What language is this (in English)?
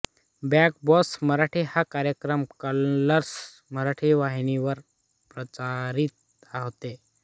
Marathi